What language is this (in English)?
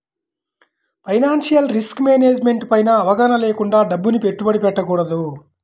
Telugu